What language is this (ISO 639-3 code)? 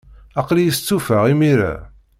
kab